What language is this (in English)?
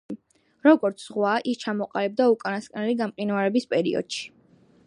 Georgian